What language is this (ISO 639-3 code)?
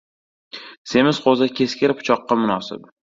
uzb